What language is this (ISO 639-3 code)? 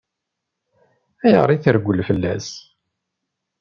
kab